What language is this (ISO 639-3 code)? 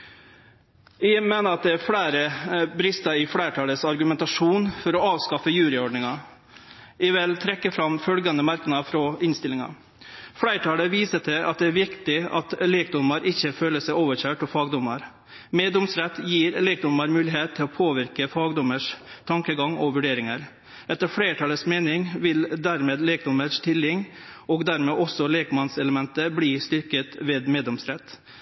nno